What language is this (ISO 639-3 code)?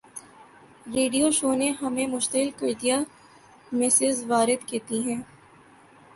urd